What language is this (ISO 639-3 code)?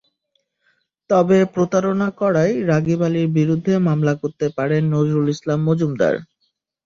ben